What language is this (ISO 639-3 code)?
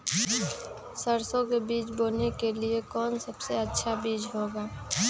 mag